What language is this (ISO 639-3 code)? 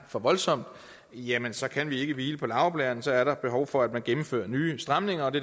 dan